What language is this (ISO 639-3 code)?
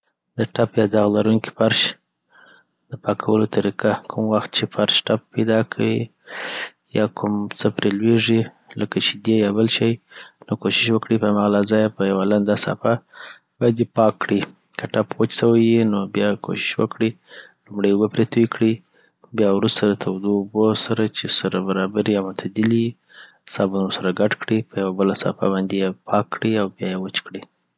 pbt